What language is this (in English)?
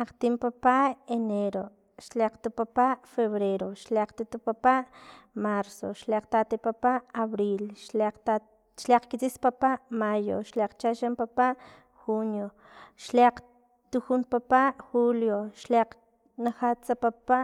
Filomena Mata-Coahuitlán Totonac